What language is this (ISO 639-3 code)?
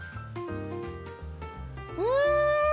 jpn